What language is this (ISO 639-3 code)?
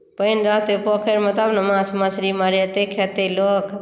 mai